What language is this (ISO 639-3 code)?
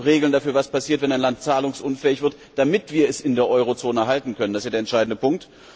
deu